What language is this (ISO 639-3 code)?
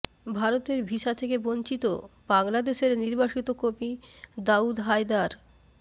ben